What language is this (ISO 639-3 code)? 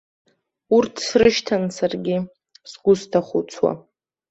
abk